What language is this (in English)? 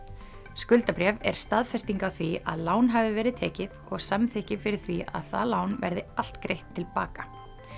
Icelandic